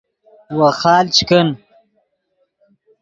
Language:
Yidgha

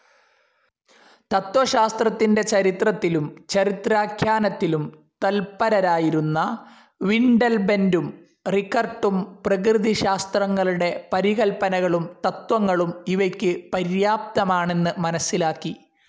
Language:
Malayalam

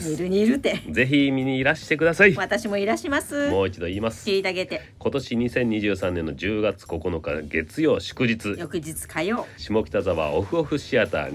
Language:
Japanese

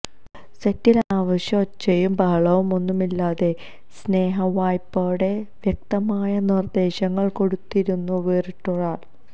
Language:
Malayalam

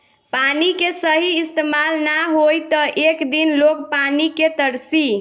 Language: Bhojpuri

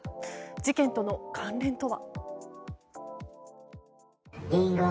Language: Japanese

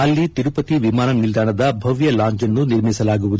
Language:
Kannada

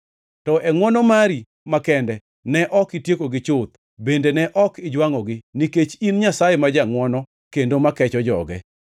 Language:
Luo (Kenya and Tanzania)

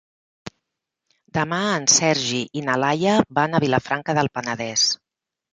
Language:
Catalan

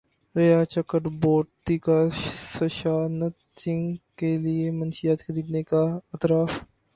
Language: Urdu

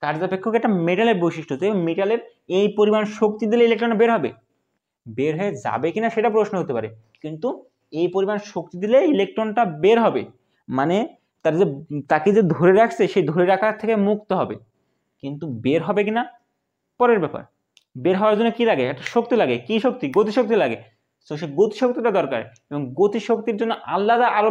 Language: Hindi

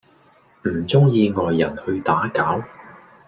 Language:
Cantonese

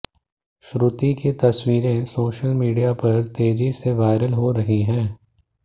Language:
Hindi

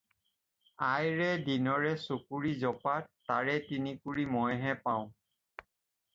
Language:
Assamese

